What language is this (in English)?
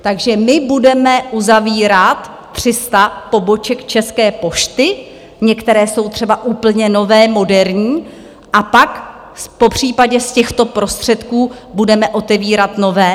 Czech